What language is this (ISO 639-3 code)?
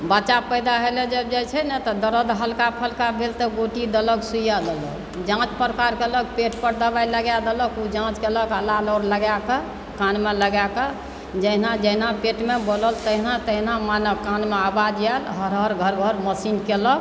mai